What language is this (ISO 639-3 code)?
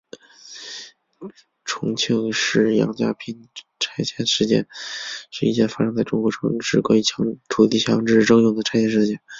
zho